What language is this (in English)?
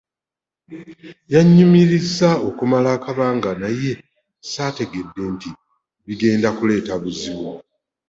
Ganda